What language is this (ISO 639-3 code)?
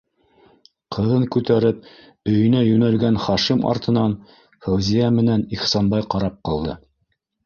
bak